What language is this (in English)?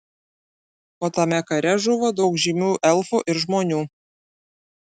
Lithuanian